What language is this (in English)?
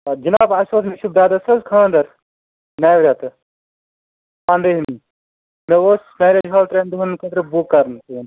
Kashmiri